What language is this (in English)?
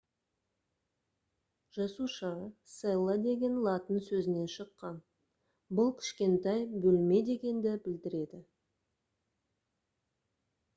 Kazakh